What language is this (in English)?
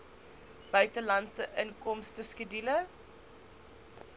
Afrikaans